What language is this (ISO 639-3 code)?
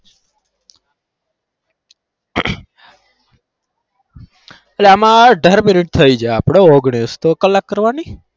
guj